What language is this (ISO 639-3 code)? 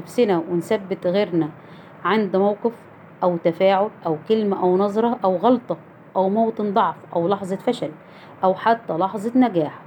ara